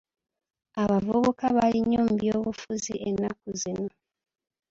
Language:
Ganda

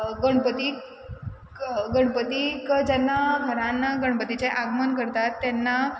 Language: Konkani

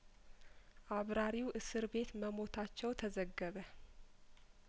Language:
Amharic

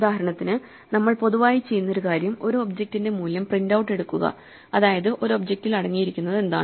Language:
Malayalam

